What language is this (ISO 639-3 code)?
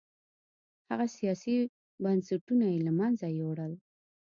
pus